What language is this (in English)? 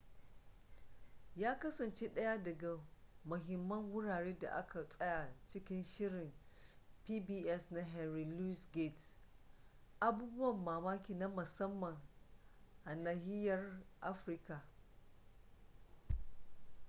Hausa